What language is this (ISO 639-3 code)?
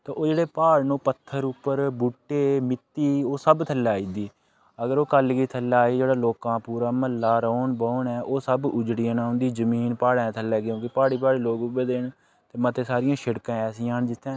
doi